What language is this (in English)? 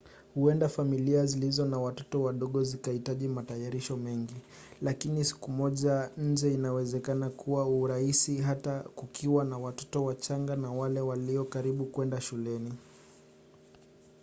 Swahili